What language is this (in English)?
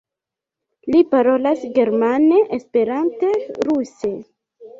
Esperanto